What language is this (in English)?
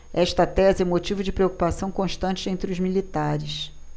Portuguese